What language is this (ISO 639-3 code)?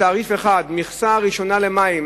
heb